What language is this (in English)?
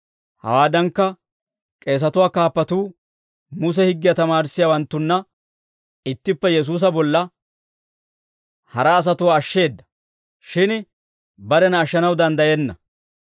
Dawro